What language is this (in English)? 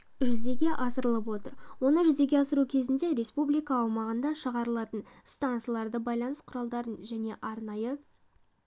Kazakh